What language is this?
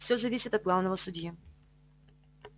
Russian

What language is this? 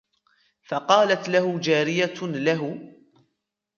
Arabic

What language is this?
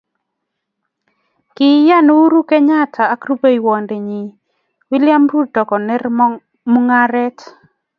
Kalenjin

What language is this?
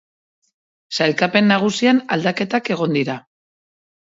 Basque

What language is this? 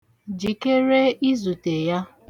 Igbo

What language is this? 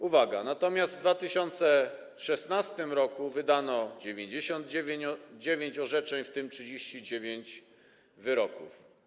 Polish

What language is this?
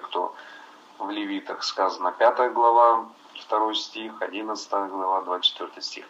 Russian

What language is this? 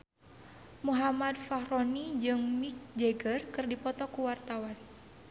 Sundanese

